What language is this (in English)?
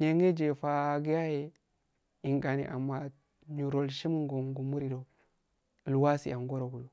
Afade